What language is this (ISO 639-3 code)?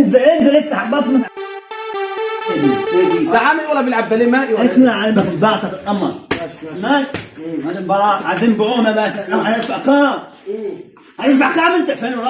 ara